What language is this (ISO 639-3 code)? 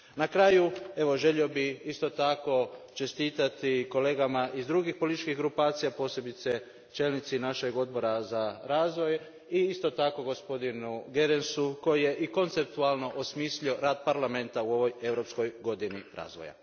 hrv